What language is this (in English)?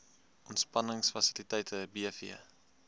Afrikaans